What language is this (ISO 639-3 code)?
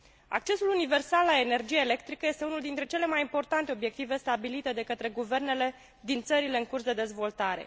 ron